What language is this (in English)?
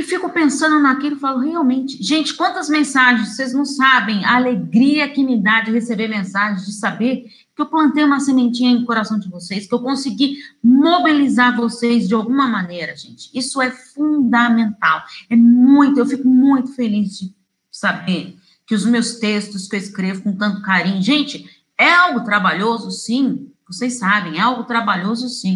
Portuguese